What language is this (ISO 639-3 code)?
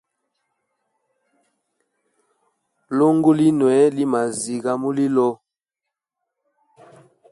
hem